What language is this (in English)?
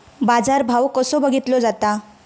Marathi